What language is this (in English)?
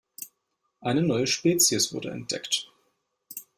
German